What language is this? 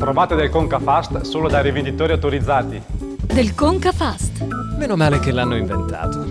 Italian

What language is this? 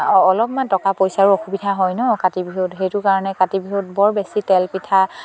Assamese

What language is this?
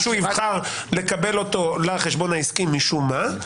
Hebrew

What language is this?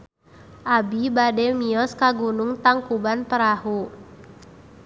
Sundanese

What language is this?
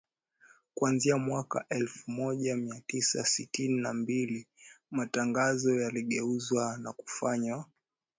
Swahili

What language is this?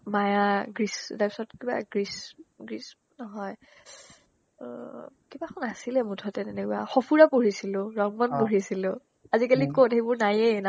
Assamese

